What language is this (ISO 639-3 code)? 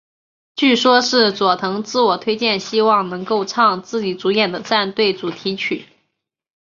zho